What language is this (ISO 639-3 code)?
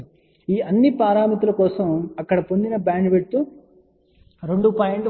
tel